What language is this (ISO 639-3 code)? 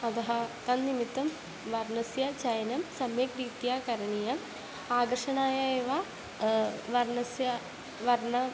san